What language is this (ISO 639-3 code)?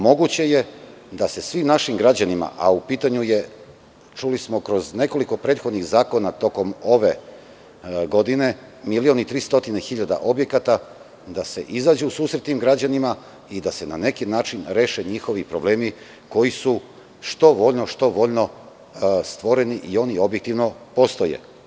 srp